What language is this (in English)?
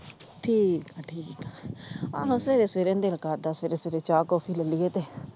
Punjabi